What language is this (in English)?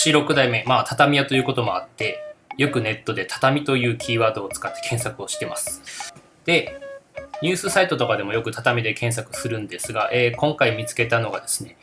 Japanese